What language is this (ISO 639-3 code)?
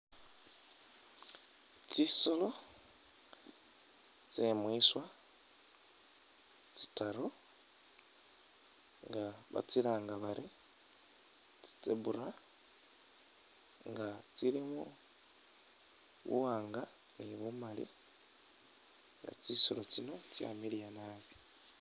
myx